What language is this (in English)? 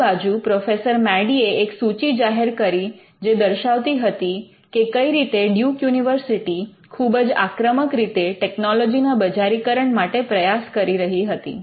Gujarati